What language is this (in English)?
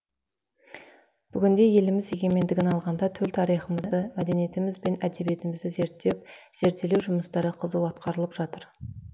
Kazakh